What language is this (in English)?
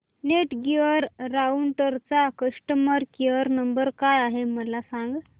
Marathi